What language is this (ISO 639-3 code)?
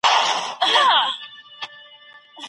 pus